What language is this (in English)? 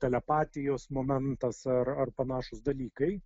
Lithuanian